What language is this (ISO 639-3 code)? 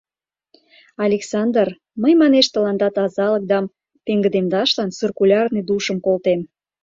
chm